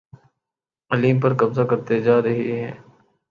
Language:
Urdu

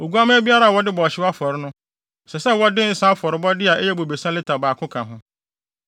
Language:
Akan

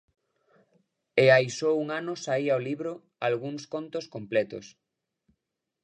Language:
Galician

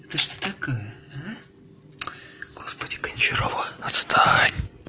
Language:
Russian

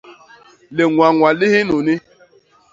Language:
Basaa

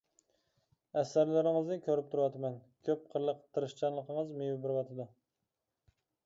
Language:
Uyghur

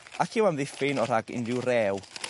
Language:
Welsh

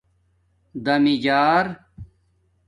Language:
Domaaki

